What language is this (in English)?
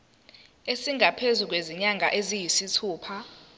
Zulu